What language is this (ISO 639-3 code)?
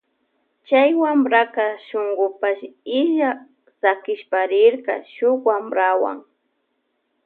qvj